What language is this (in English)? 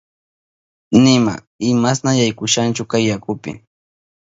Southern Pastaza Quechua